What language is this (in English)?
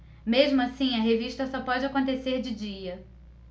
Portuguese